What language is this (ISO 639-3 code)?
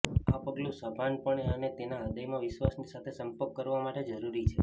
guj